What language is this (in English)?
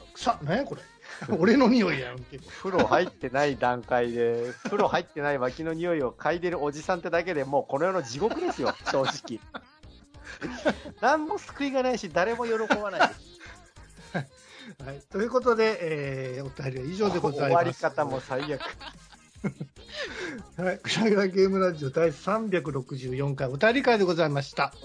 Japanese